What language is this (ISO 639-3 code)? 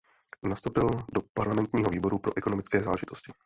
ces